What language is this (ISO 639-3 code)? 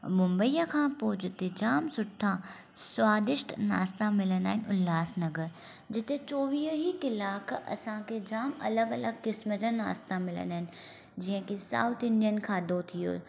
snd